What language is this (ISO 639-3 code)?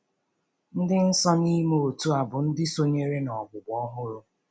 ibo